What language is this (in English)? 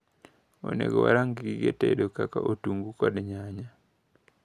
Luo (Kenya and Tanzania)